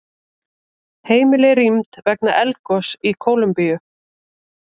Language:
Icelandic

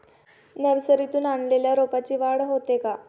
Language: Marathi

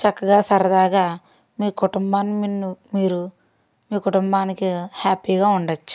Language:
Telugu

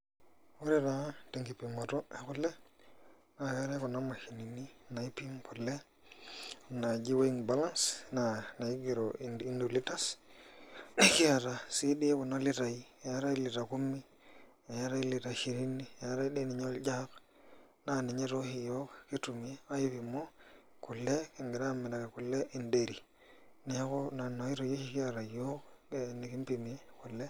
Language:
Masai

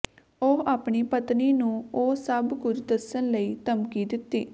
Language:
Punjabi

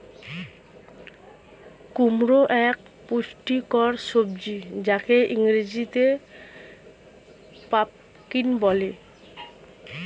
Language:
Bangla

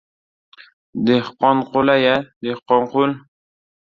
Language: Uzbek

